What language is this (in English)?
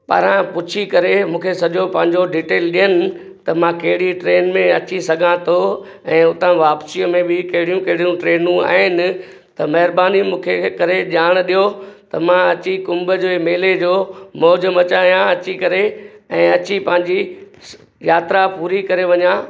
Sindhi